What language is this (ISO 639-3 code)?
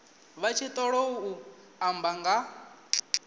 ven